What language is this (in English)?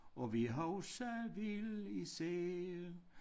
Danish